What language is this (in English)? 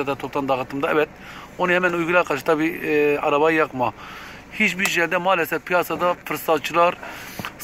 Turkish